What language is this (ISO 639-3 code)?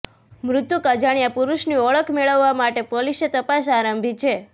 guj